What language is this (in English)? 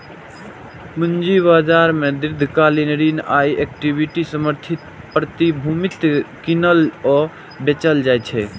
Maithili